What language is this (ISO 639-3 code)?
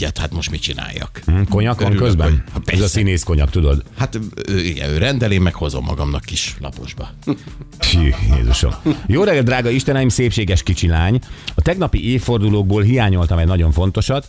hun